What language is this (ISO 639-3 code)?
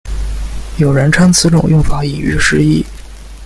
zho